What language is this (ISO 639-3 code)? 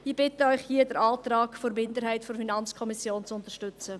gsw